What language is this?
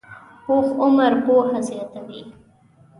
Pashto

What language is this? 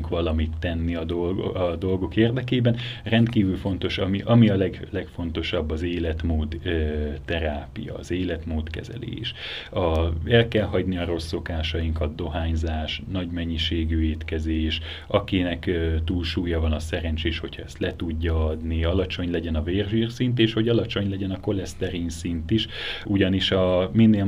Hungarian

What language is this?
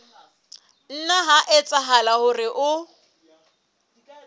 Southern Sotho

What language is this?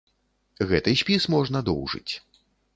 Belarusian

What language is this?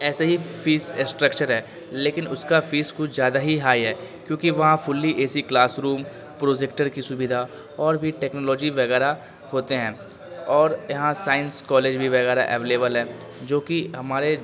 Urdu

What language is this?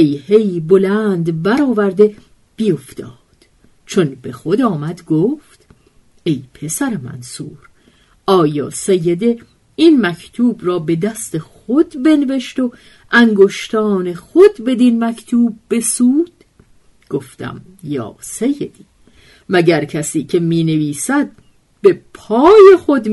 Persian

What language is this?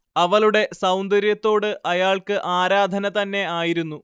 Malayalam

